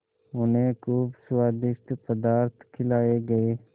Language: Hindi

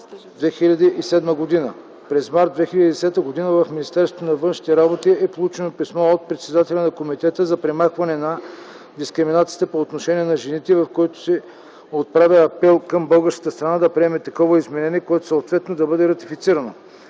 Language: Bulgarian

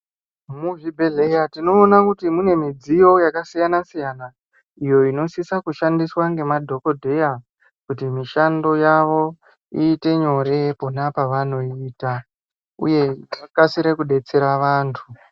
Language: Ndau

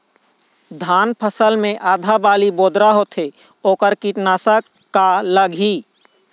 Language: Chhattisgarhi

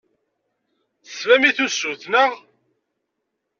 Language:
Kabyle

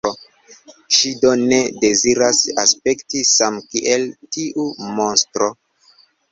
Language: Esperanto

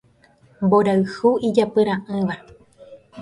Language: Guarani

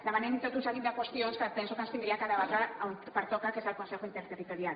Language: Catalan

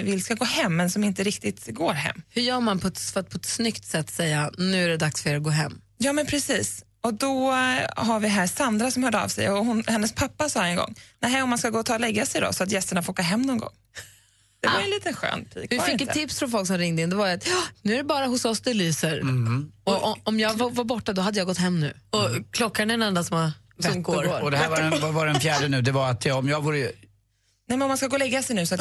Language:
Swedish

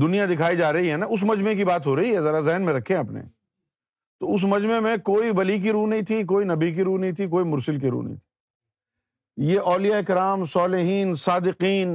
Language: Urdu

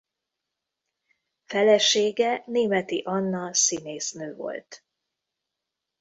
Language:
Hungarian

